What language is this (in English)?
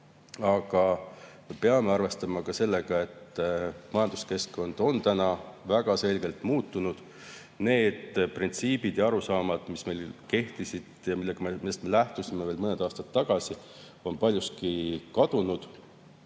Estonian